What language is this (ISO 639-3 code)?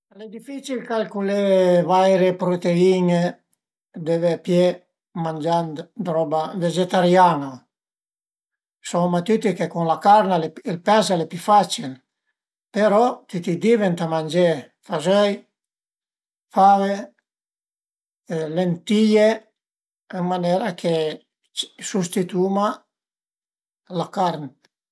pms